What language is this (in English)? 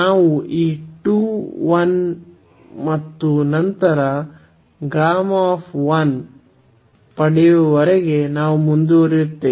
Kannada